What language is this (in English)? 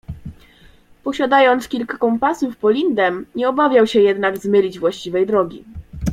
Polish